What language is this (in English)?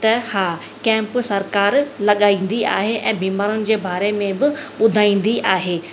Sindhi